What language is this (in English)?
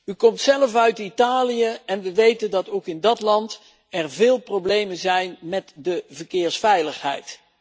Dutch